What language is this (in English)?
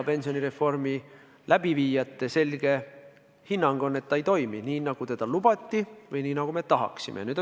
Estonian